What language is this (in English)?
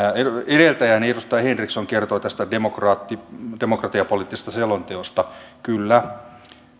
Finnish